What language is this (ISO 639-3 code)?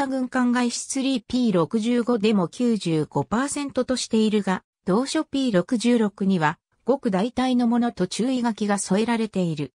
jpn